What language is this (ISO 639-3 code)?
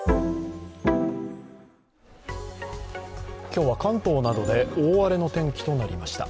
jpn